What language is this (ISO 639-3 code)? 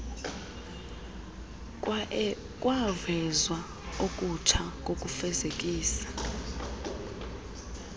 xho